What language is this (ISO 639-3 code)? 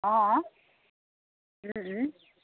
asm